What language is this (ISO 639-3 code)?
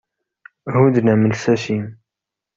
kab